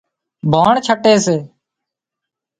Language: Wadiyara Koli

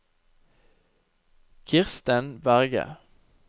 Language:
Norwegian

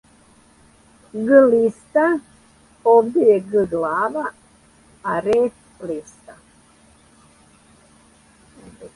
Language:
Serbian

